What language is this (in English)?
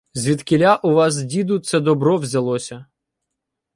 Ukrainian